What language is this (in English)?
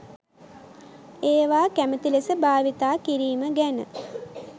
Sinhala